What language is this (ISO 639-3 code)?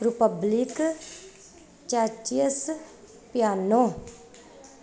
pan